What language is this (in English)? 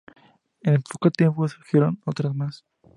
Spanish